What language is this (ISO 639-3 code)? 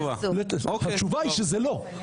heb